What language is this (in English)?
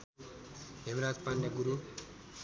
Nepali